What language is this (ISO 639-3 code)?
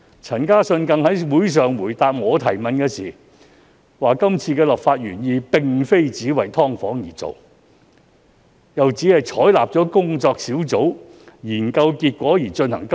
yue